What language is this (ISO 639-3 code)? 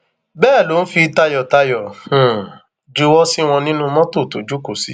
yor